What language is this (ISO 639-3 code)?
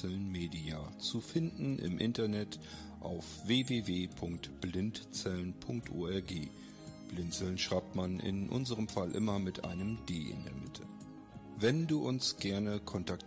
deu